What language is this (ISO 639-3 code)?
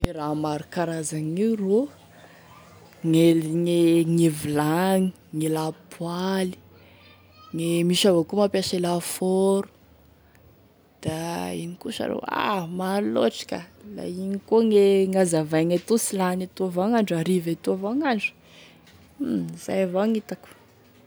tkg